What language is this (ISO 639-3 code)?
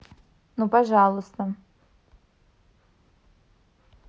rus